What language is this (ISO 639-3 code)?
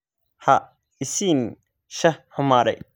som